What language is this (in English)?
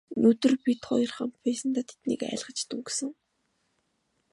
Mongolian